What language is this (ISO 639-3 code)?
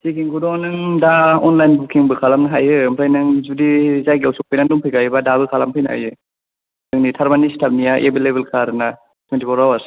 brx